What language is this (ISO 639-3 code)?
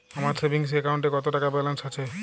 ben